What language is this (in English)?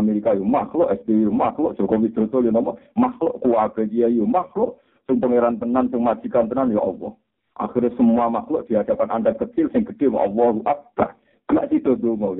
Indonesian